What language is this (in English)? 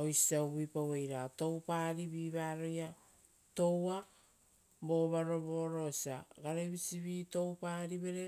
Rotokas